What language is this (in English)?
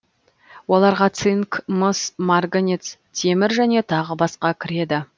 Kazakh